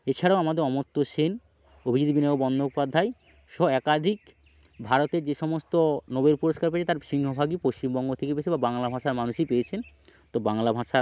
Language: Bangla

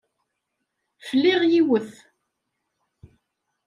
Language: Kabyle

